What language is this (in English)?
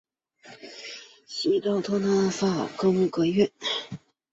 Chinese